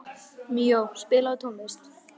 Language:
Icelandic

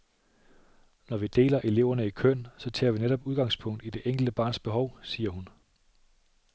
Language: Danish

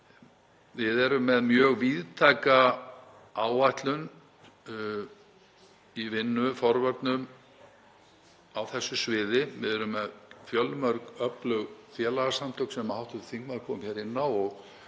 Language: Icelandic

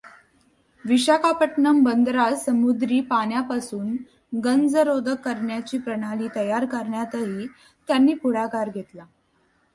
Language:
Marathi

